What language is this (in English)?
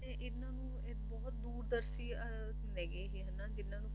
Punjabi